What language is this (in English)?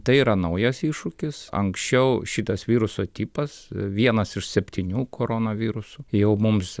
Lithuanian